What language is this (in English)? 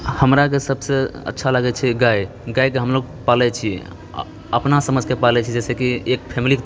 Maithili